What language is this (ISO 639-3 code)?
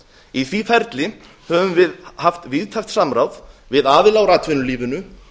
isl